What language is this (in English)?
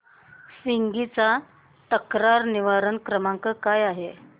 Marathi